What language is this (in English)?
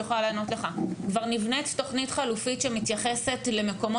Hebrew